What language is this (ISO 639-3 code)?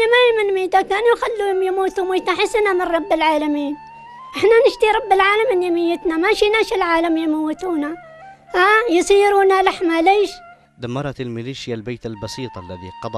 ara